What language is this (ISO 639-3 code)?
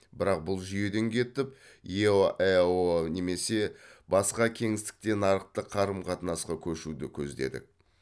kaz